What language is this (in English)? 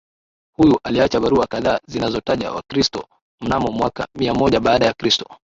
Swahili